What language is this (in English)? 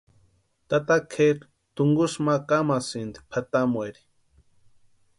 Western Highland Purepecha